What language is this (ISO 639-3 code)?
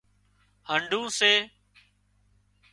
kxp